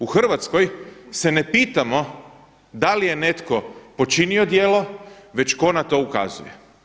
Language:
Croatian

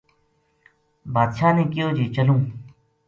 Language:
Gujari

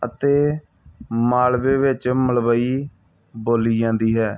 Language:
Punjabi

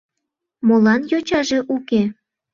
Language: Mari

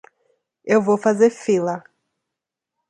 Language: Portuguese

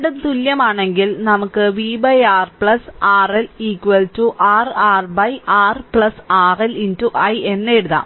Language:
Malayalam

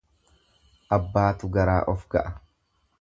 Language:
Oromo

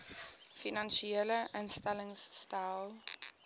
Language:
Afrikaans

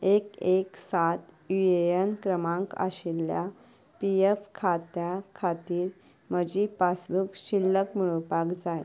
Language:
Konkani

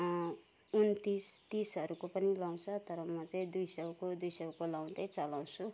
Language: Nepali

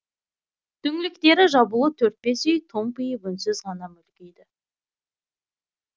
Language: Kazakh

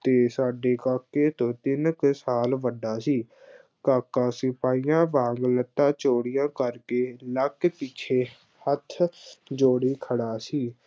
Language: Punjabi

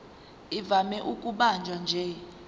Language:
Zulu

